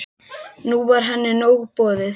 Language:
Icelandic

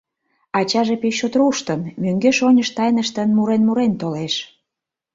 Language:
Mari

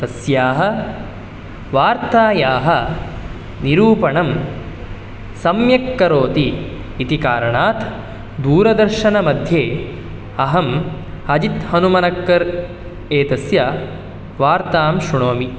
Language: Sanskrit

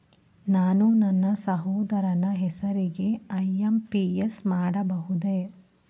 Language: Kannada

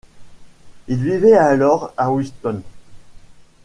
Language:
French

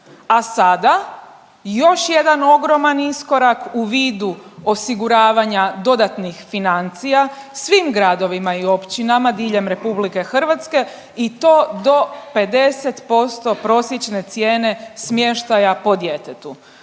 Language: Croatian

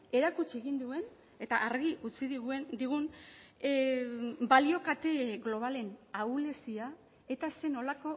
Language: Basque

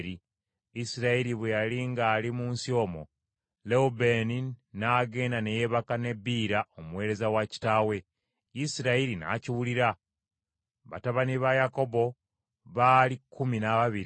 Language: Ganda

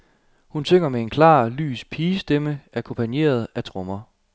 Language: Danish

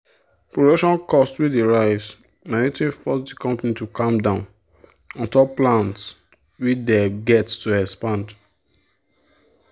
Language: Nigerian Pidgin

